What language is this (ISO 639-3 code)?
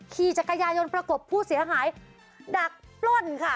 tha